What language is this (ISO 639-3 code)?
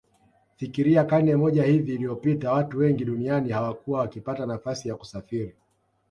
swa